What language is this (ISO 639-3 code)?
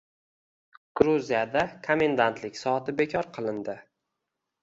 uzb